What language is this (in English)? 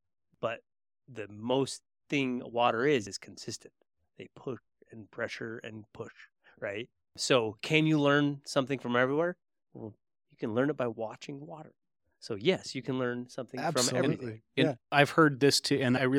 English